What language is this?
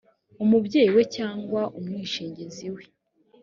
Kinyarwanda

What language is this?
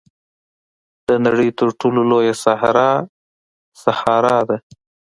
Pashto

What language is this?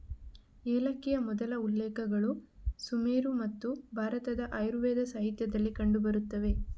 Kannada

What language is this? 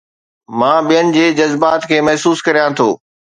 Sindhi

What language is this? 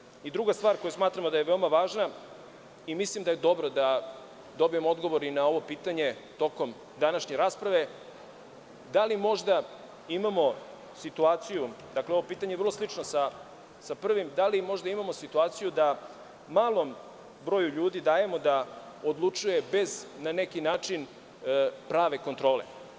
Serbian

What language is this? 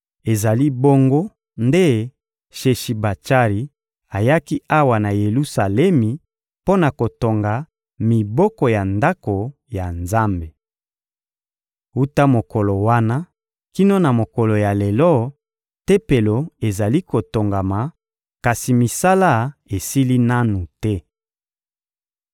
Lingala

